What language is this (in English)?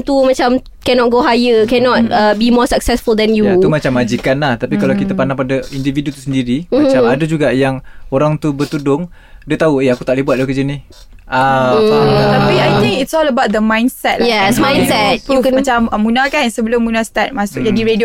Malay